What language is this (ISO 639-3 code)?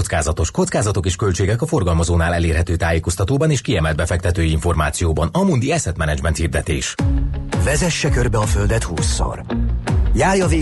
hun